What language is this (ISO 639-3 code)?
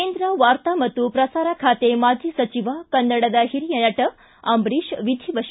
kan